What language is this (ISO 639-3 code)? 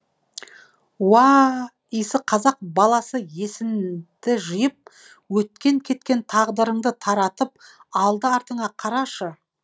kaz